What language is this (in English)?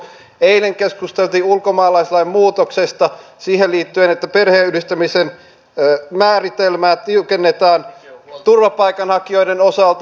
Finnish